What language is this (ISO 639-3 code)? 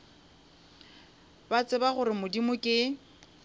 nso